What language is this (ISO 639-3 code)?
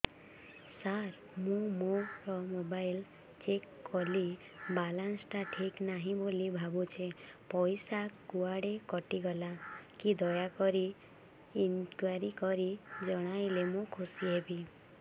ori